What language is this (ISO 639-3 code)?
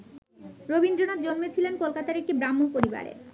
ben